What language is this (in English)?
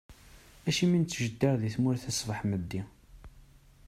Kabyle